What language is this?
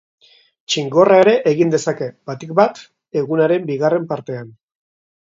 Basque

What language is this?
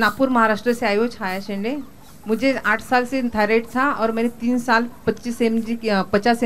Hindi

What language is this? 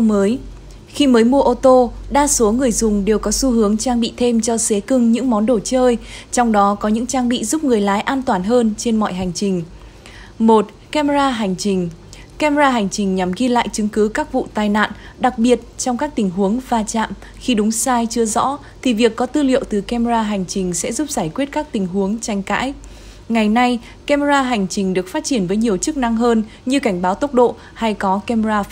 Vietnamese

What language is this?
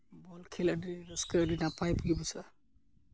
Santali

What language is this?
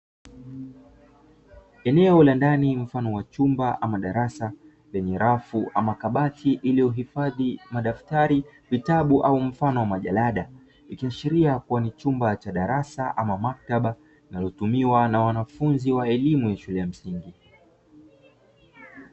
Swahili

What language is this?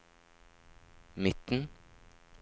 Norwegian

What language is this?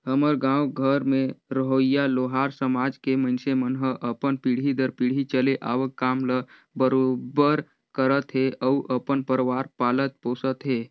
Chhattisgarhi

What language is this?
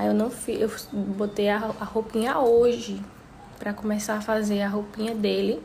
Portuguese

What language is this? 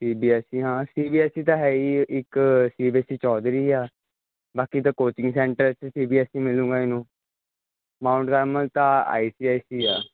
Punjabi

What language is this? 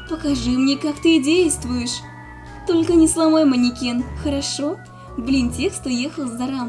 Russian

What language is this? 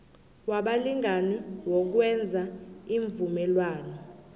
South Ndebele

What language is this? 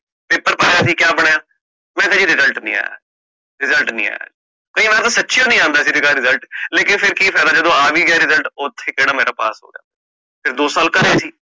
Punjabi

